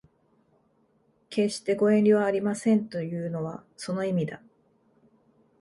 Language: Japanese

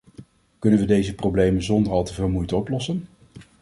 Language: Dutch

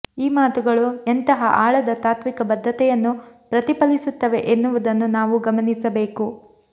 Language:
Kannada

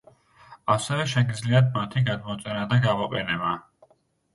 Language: Georgian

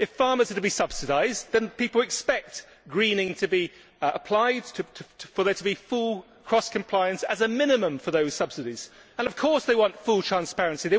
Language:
English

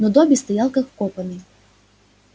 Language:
Russian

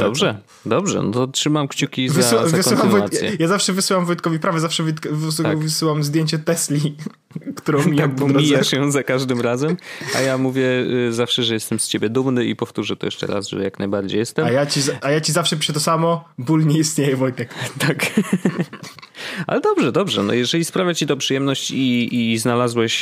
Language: Polish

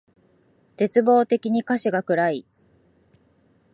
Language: Japanese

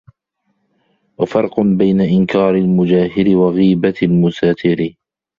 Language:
Arabic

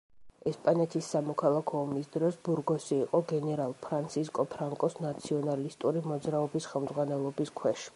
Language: Georgian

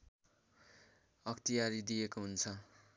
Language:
Nepali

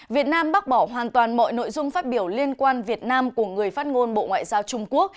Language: Vietnamese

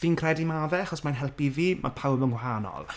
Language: Welsh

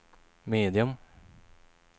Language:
Swedish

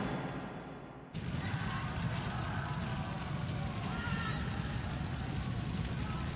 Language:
Japanese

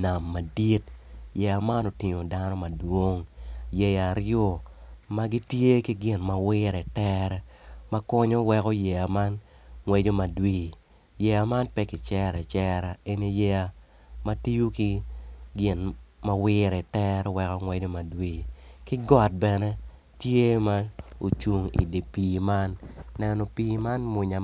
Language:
Acoli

